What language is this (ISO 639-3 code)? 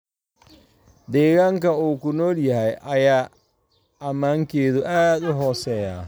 som